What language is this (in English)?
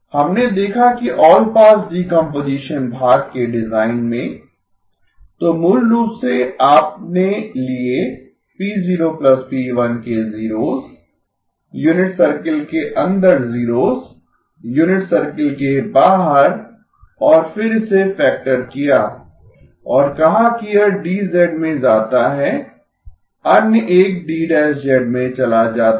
Hindi